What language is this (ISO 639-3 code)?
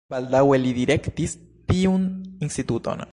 epo